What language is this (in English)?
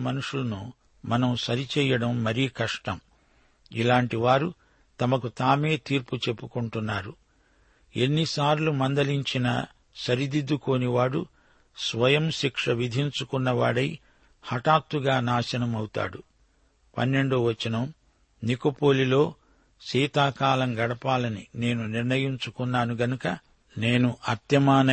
Telugu